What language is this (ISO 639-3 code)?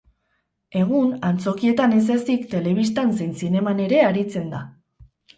eus